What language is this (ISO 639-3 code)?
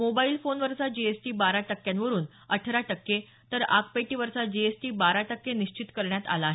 mar